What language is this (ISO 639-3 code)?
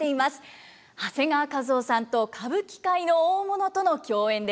jpn